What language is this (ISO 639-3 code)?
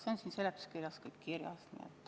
est